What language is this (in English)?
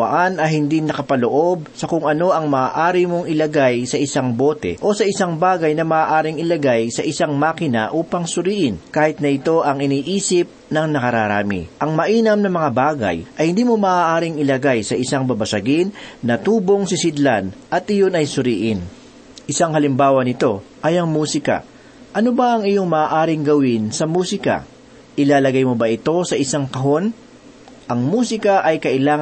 Filipino